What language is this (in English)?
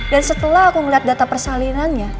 Indonesian